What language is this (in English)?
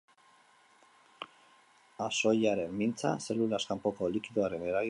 Basque